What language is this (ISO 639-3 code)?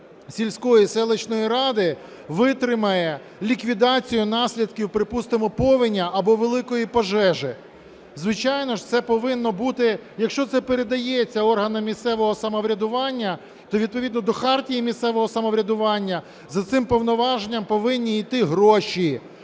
ukr